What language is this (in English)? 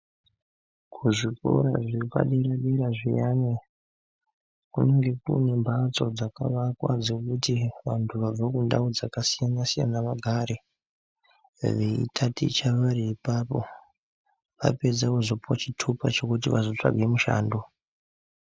Ndau